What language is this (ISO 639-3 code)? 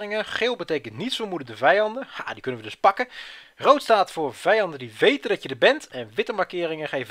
nld